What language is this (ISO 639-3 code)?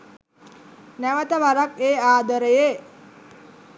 sin